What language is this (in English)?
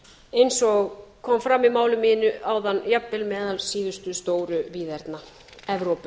Icelandic